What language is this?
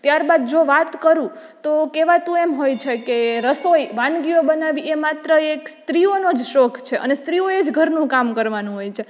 Gujarati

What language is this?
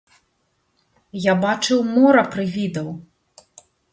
Belarusian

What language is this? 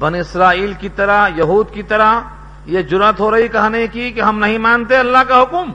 Urdu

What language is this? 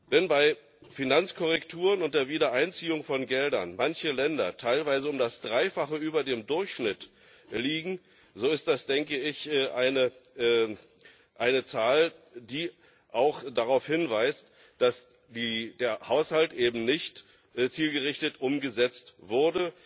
German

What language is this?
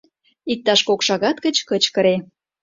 Mari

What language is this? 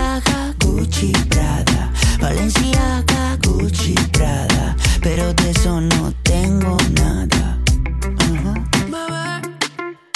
Spanish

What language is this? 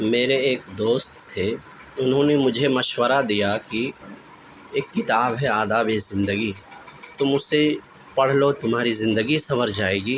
Urdu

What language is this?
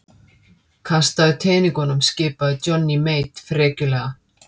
Icelandic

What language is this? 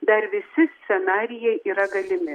Lithuanian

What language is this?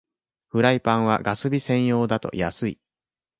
Japanese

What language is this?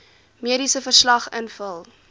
Afrikaans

